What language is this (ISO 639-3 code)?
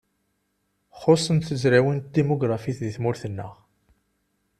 kab